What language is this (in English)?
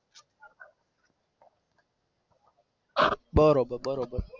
Gujarati